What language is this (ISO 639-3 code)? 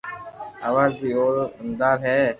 lrk